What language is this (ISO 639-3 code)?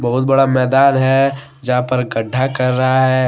hin